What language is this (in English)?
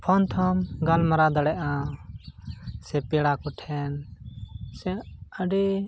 Santali